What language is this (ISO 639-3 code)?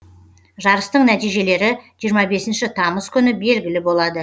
kaz